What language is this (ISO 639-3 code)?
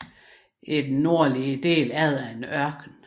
dan